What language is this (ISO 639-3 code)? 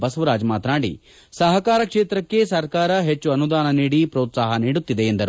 kan